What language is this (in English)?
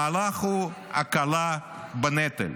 Hebrew